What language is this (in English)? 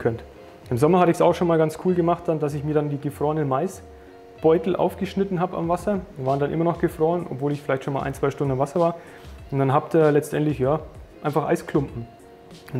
German